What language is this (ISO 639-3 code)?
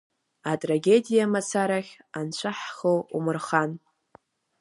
abk